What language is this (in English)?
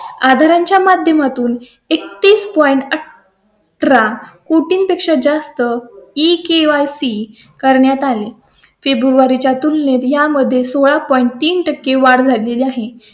Marathi